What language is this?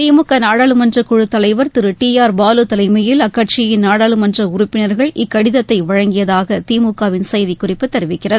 Tamil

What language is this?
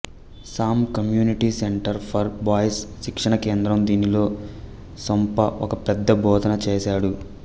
Telugu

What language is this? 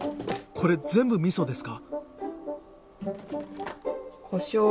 Japanese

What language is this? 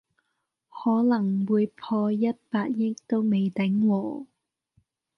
Cantonese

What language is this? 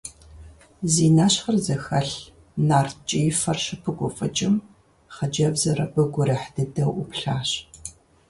Kabardian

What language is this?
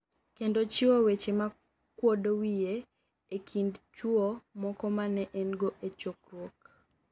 Luo (Kenya and Tanzania)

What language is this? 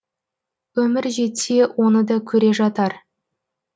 Kazakh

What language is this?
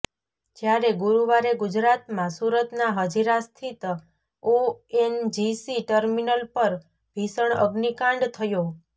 Gujarati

